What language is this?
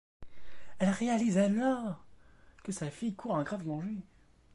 French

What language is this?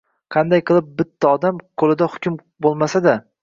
Uzbek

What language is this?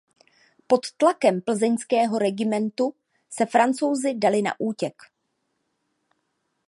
Czech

